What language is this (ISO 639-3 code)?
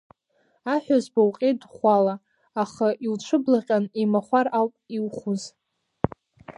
abk